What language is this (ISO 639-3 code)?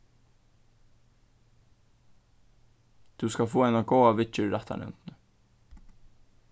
fao